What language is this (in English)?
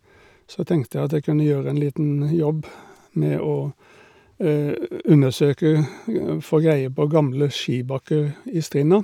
Norwegian